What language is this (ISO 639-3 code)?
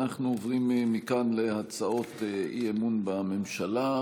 heb